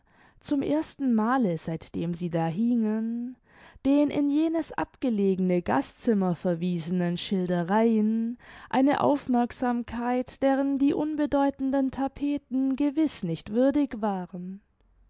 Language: German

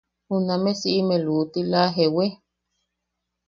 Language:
Yaqui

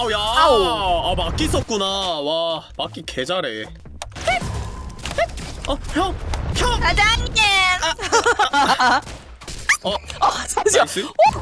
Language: Korean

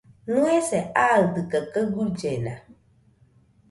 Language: Nüpode Huitoto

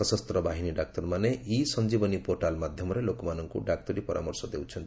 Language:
Odia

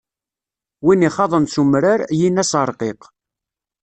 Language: Kabyle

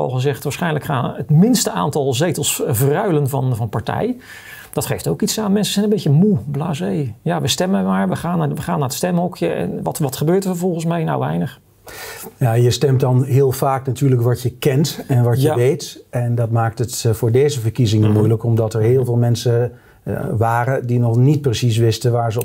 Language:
Dutch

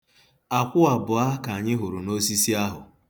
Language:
Igbo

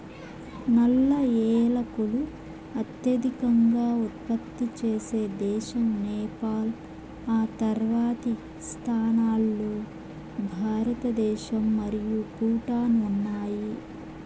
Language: Telugu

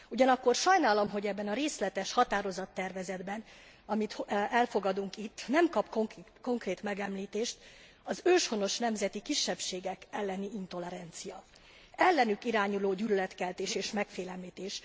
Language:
Hungarian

